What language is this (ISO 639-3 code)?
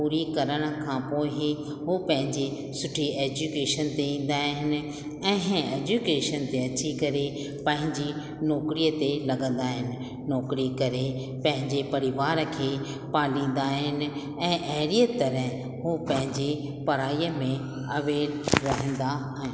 snd